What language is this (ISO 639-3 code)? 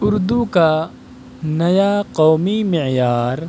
urd